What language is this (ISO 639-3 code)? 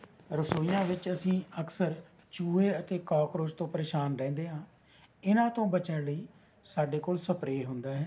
pan